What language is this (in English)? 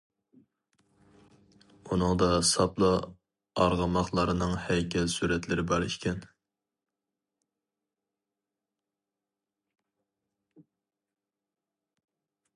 Uyghur